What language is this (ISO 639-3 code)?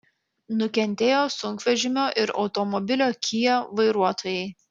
lit